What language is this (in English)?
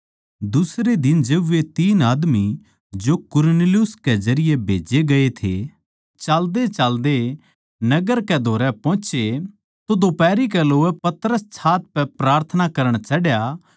Haryanvi